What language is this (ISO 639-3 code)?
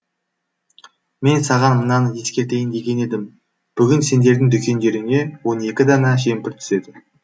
kaz